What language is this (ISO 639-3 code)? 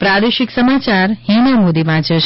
guj